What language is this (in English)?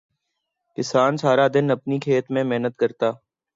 Urdu